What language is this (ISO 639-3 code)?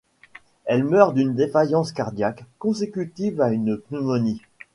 fra